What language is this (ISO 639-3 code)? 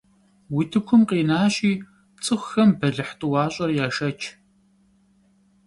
kbd